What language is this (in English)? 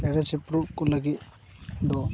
Santali